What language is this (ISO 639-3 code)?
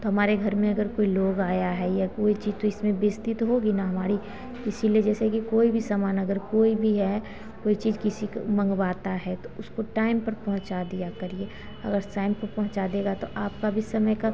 hin